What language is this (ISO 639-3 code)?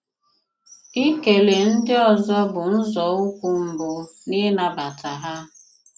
ibo